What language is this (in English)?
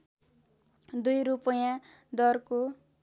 Nepali